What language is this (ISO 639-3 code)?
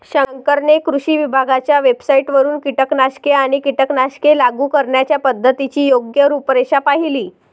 mar